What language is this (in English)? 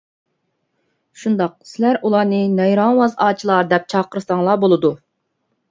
Uyghur